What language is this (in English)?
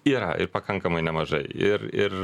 Lithuanian